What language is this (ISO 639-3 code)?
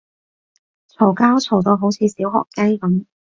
yue